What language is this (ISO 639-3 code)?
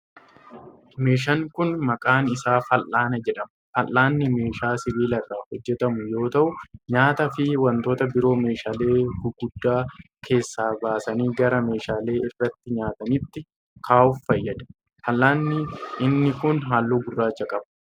orm